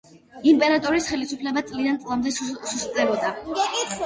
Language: Georgian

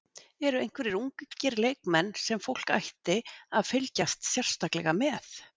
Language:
Icelandic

